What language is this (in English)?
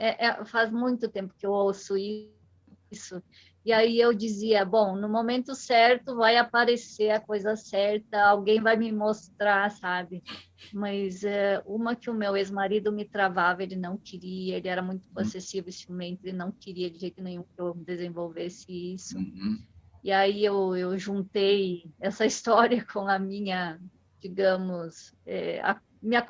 Portuguese